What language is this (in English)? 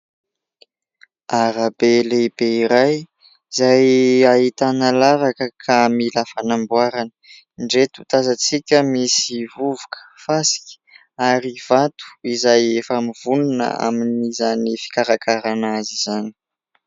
Malagasy